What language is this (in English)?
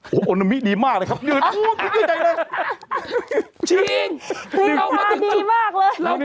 Thai